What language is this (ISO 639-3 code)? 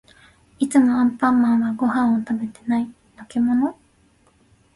jpn